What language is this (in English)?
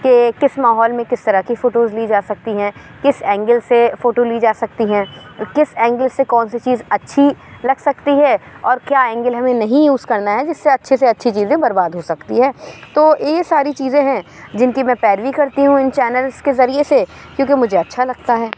Urdu